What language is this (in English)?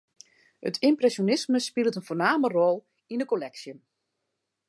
Western Frisian